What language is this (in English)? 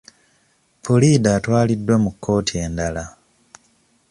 Ganda